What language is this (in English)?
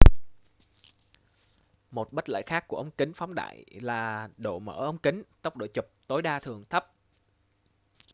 Vietnamese